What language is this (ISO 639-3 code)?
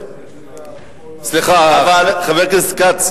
heb